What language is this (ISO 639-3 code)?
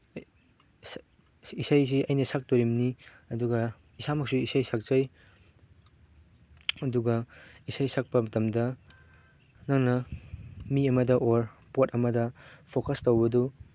mni